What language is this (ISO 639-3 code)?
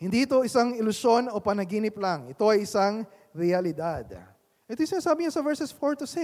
fil